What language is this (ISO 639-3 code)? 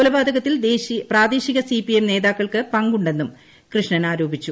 mal